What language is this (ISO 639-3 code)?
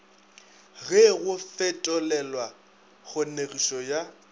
nso